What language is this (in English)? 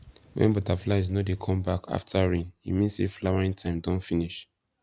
Nigerian Pidgin